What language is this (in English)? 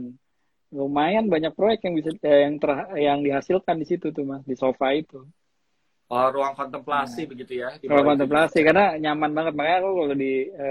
Indonesian